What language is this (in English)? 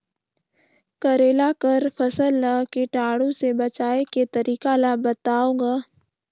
Chhattisgarhi